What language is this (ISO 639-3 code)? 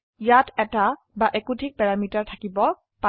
asm